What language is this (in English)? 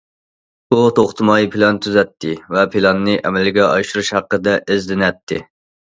Uyghur